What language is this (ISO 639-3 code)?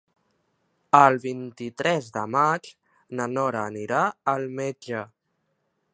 cat